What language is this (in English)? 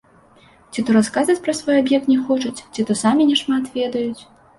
Belarusian